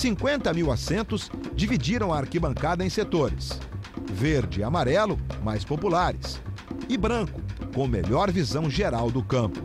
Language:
Portuguese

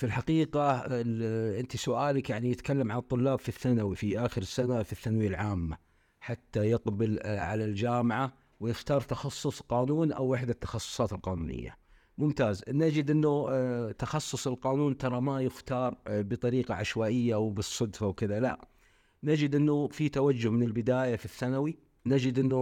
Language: Arabic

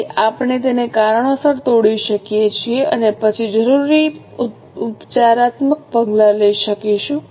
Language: Gujarati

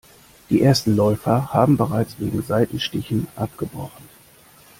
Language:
German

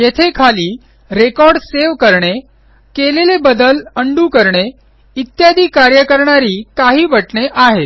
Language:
Marathi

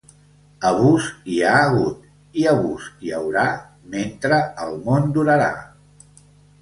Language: Catalan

